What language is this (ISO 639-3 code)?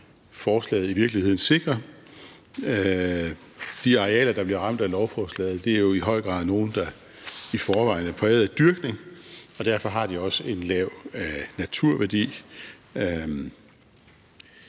dan